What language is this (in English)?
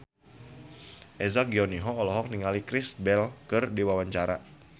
Sundanese